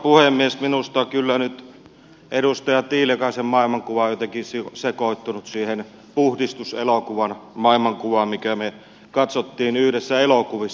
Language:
Finnish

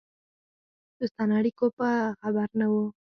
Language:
Pashto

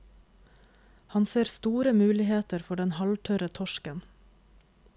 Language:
Norwegian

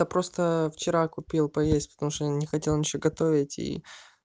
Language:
Russian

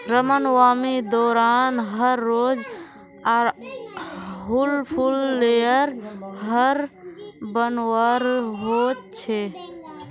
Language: Magahi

